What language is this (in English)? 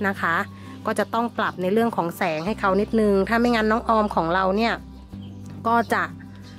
Thai